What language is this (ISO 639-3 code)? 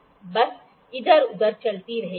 hin